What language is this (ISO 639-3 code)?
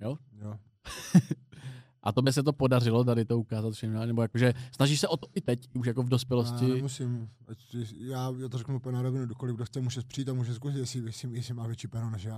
ces